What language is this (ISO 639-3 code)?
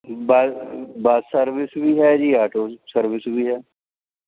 pan